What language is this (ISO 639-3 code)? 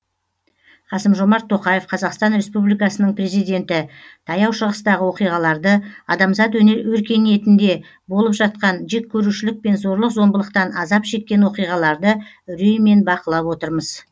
kaz